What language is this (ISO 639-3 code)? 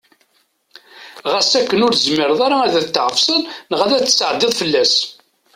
kab